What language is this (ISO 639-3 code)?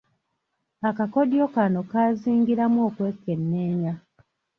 lug